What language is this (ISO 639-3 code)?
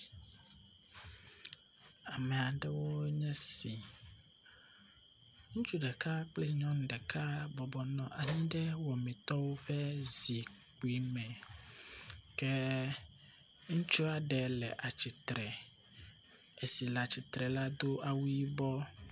ewe